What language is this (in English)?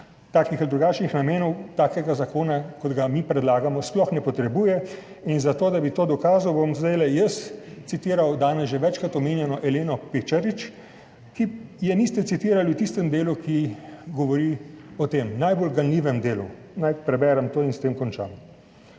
Slovenian